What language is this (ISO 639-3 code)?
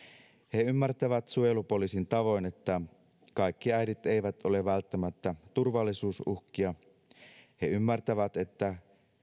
fin